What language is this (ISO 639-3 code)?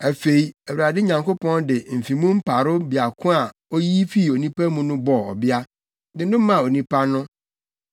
aka